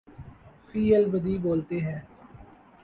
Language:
Urdu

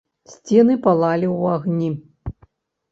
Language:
Belarusian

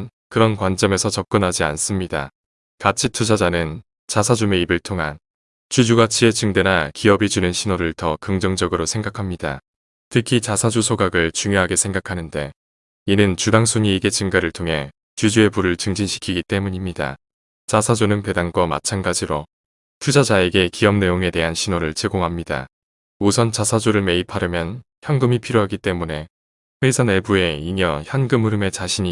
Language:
Korean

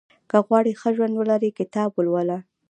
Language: Pashto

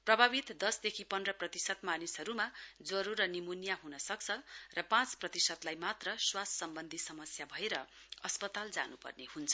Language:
Nepali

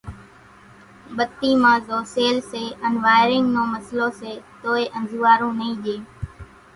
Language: Kachi Koli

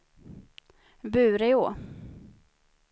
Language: Swedish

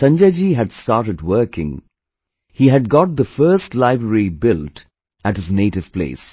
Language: English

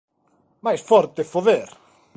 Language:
Galician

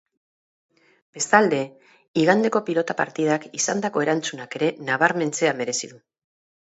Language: Basque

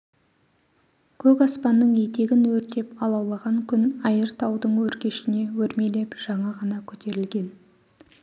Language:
Kazakh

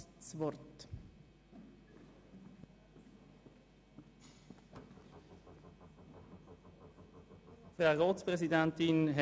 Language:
Swiss German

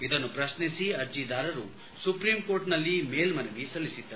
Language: Kannada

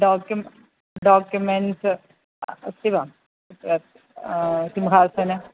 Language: Sanskrit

